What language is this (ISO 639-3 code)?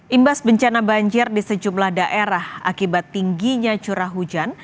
ind